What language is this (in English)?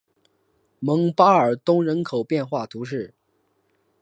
Chinese